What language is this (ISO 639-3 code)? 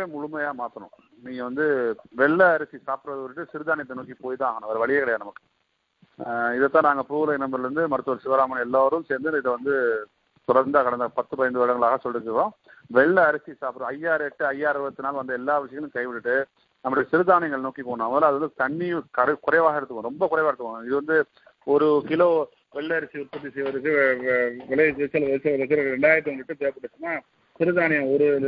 tam